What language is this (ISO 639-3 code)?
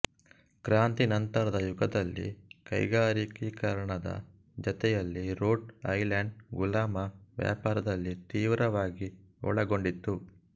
kan